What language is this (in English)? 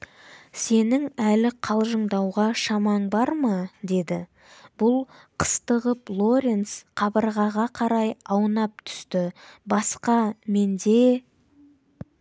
Kazakh